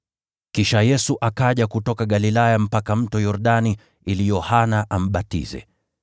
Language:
Swahili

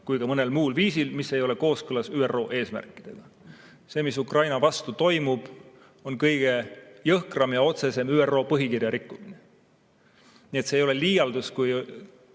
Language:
Estonian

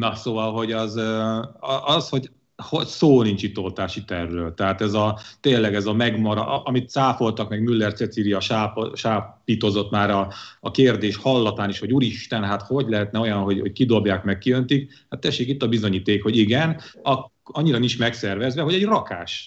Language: Hungarian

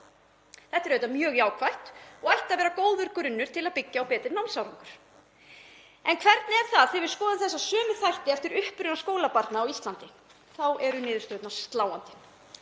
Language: Icelandic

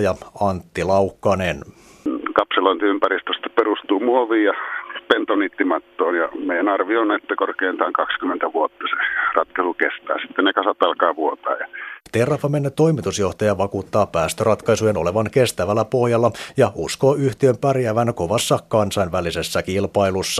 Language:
Finnish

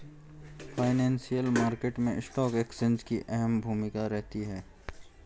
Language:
Hindi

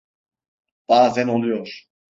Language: Turkish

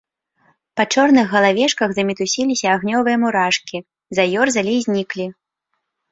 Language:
Belarusian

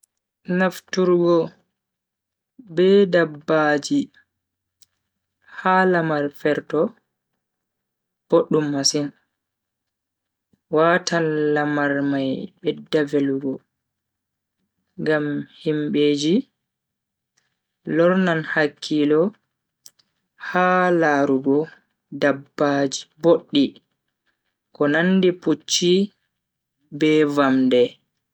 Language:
Bagirmi Fulfulde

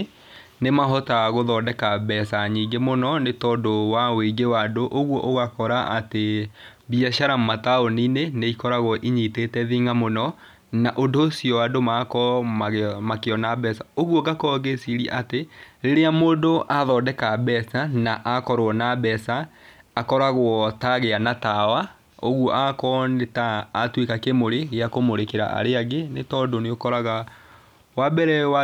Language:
Kikuyu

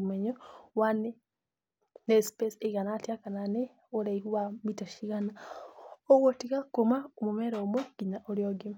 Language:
Kikuyu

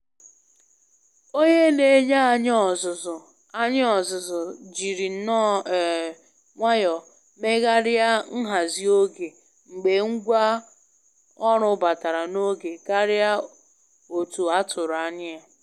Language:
Igbo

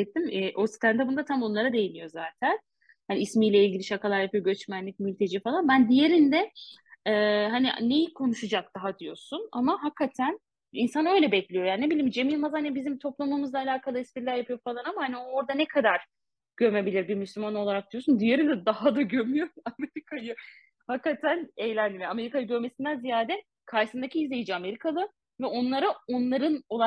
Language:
Turkish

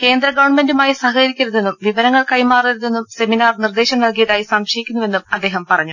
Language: Malayalam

